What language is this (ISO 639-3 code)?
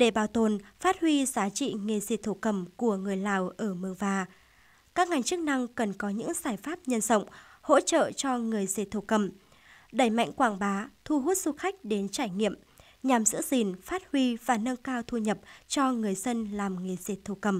vie